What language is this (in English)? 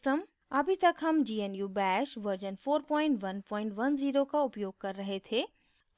Hindi